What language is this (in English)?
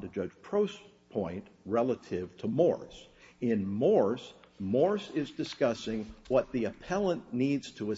English